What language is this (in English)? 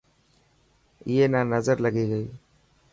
Dhatki